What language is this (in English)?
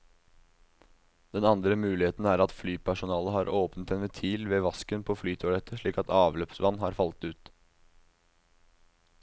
Norwegian